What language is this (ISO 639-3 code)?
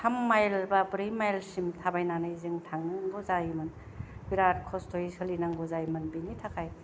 brx